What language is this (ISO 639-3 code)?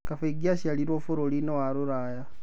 kik